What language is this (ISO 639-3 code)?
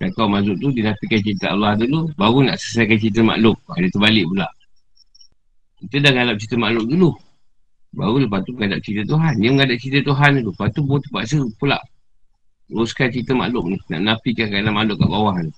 msa